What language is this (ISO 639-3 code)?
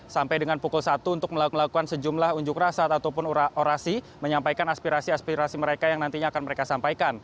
ind